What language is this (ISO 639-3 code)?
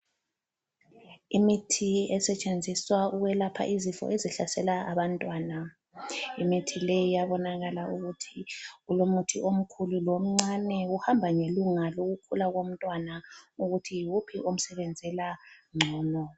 nde